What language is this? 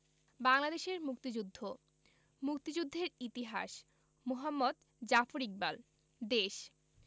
Bangla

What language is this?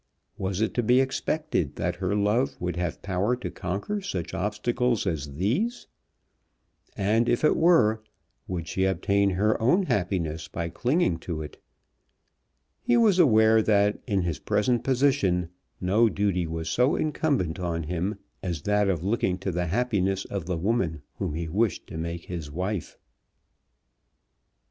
English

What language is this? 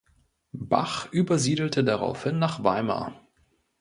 German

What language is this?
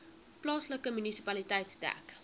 Afrikaans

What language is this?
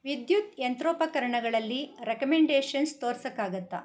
Kannada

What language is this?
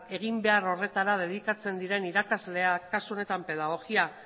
Basque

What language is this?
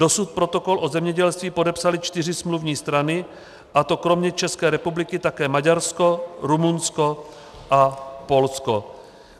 Czech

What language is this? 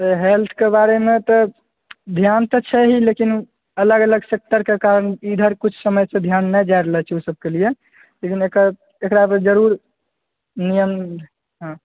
Maithili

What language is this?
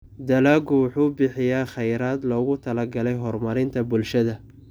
Somali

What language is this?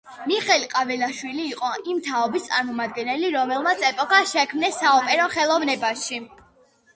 Georgian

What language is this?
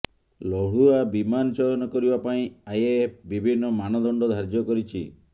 Odia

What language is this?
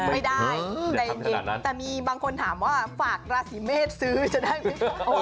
Thai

